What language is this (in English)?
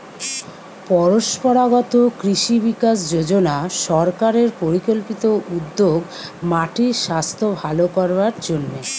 Bangla